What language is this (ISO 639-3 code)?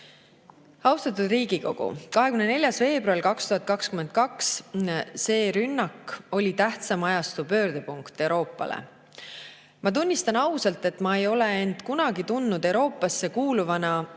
est